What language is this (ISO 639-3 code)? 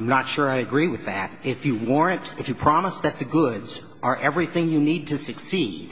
eng